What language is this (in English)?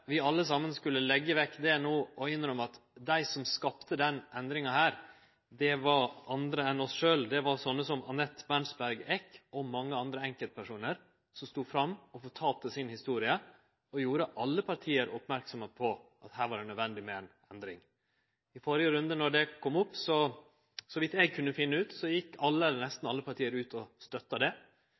Norwegian Nynorsk